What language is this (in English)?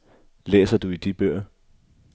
Danish